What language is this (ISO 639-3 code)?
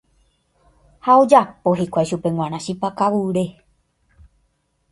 grn